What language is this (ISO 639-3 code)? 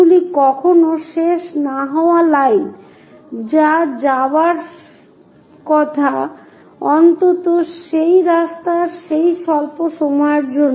ben